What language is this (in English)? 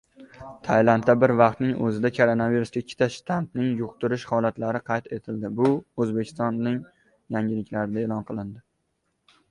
Uzbek